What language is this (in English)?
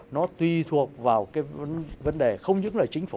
Vietnamese